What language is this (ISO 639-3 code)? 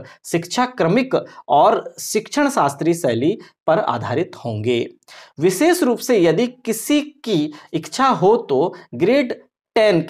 hin